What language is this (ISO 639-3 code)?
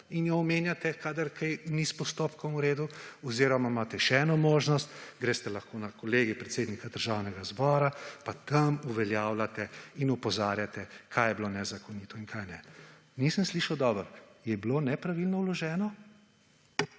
slv